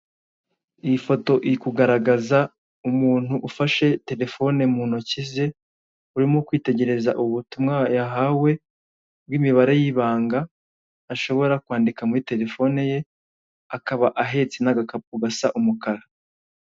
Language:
Kinyarwanda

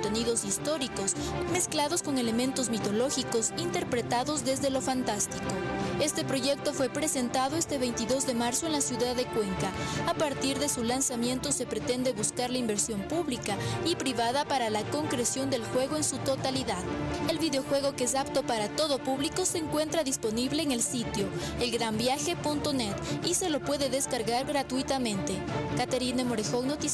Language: Spanish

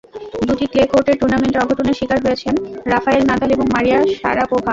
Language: Bangla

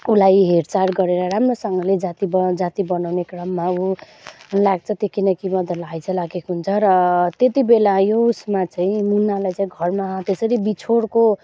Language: Nepali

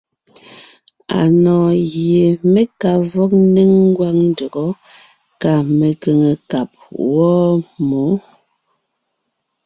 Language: Ngiemboon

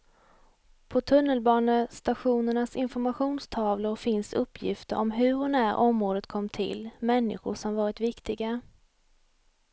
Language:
Swedish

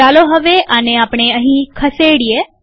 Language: Gujarati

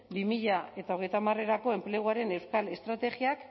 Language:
Basque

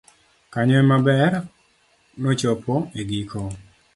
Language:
Luo (Kenya and Tanzania)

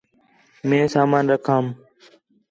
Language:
Khetrani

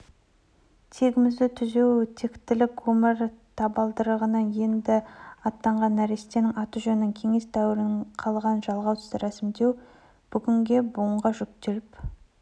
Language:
Kazakh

